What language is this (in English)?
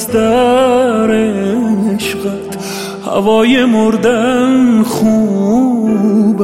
Persian